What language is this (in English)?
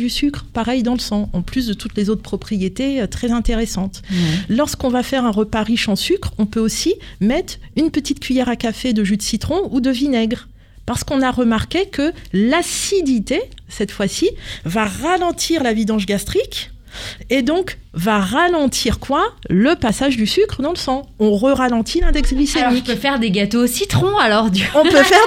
French